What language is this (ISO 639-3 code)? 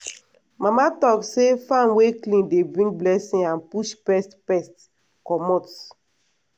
pcm